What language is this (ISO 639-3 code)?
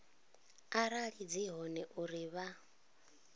ven